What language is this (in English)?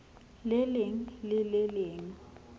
Southern Sotho